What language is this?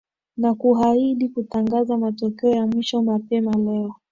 Swahili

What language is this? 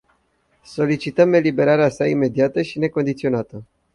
Romanian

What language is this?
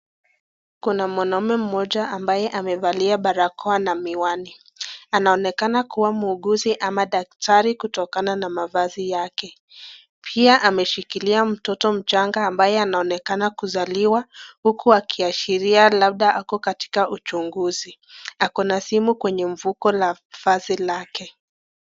Swahili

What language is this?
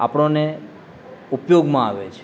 Gujarati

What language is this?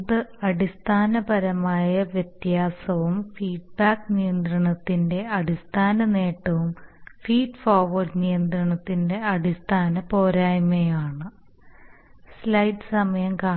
Malayalam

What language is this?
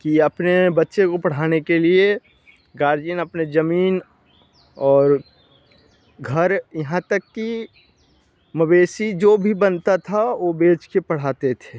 Hindi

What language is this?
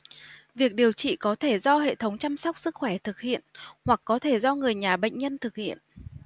Vietnamese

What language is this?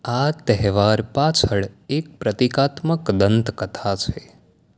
Gujarati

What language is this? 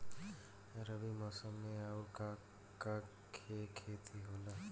Bhojpuri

